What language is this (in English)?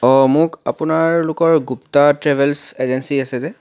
Assamese